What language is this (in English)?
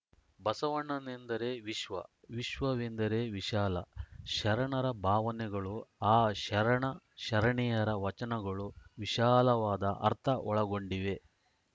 Kannada